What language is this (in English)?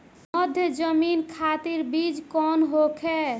Bhojpuri